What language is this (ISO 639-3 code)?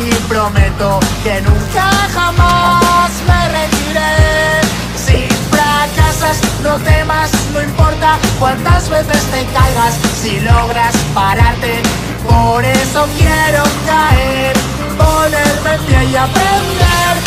spa